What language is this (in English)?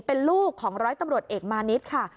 Thai